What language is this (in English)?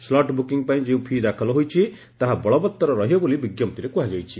Odia